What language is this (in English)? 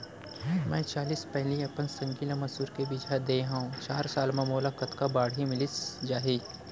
Chhattisgarhi